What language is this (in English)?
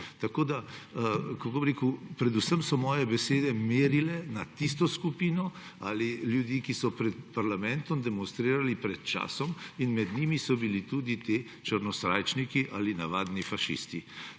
Slovenian